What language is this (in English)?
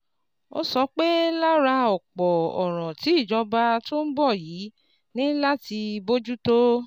Yoruba